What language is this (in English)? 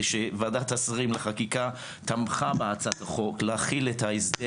Hebrew